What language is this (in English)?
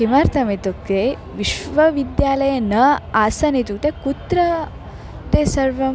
Sanskrit